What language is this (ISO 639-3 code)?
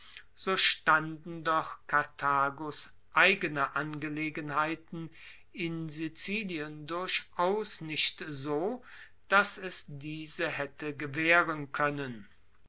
deu